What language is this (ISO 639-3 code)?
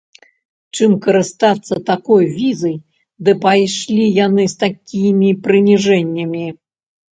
bel